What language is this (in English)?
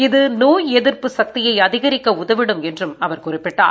Tamil